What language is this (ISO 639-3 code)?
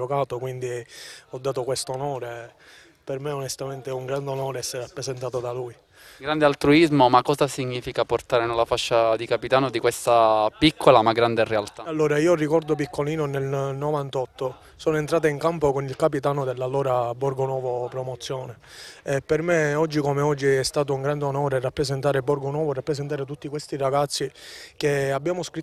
ita